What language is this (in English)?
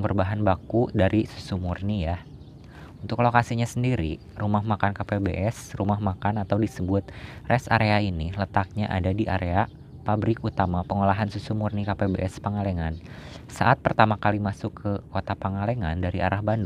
Indonesian